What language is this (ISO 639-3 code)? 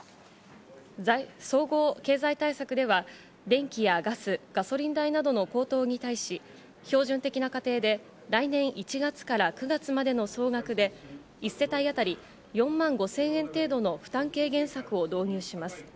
jpn